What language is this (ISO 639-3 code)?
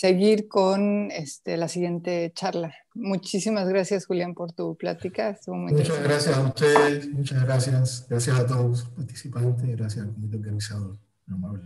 spa